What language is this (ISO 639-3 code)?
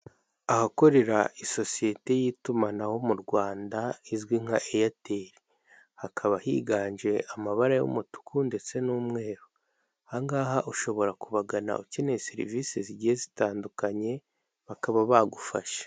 kin